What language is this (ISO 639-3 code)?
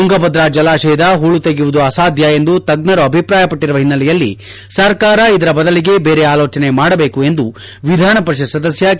kan